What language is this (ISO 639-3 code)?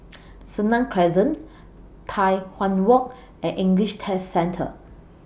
eng